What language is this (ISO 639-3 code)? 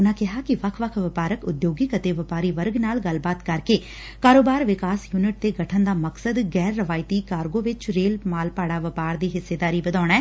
pan